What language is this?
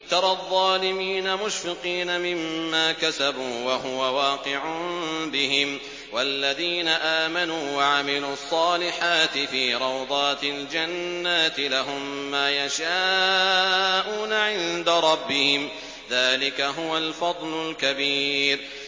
Arabic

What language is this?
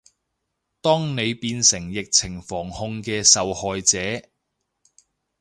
Cantonese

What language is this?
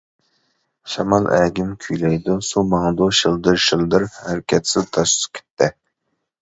Uyghur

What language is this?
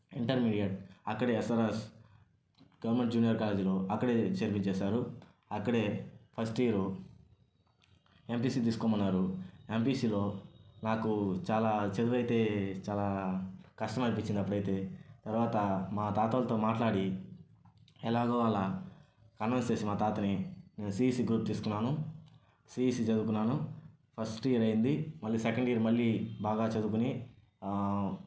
Telugu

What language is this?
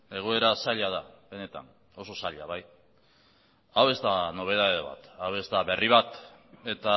Basque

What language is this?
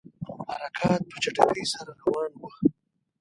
Pashto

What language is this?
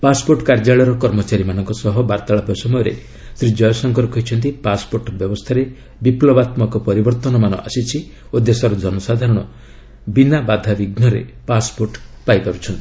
Odia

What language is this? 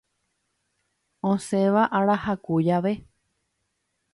Guarani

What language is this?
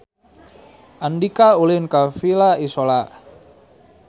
Sundanese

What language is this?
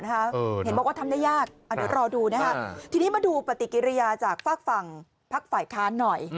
Thai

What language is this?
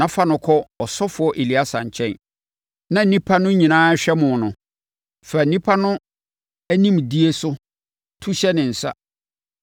Akan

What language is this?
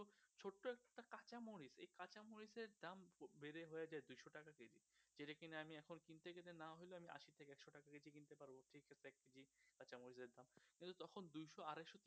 Bangla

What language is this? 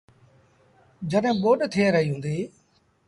Sindhi Bhil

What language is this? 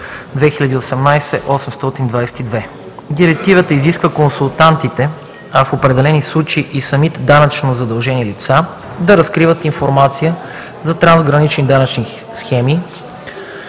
Bulgarian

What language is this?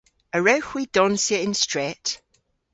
Cornish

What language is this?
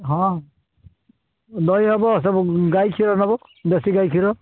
Odia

